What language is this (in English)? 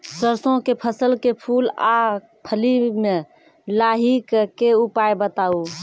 Maithili